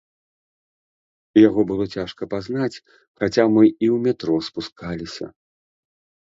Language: Belarusian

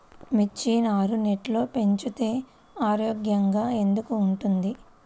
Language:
Telugu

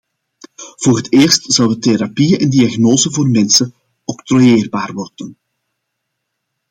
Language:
Dutch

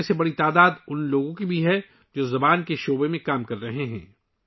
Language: Urdu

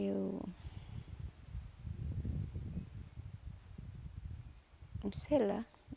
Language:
Portuguese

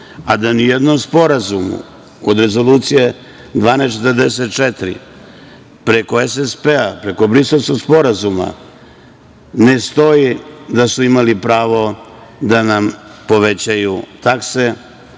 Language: Serbian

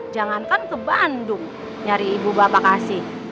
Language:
Indonesian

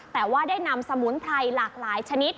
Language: Thai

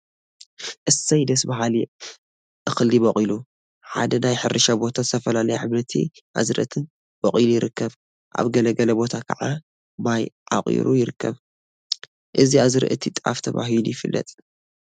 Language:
Tigrinya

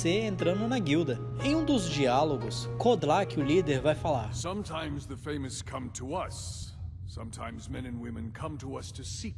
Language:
Portuguese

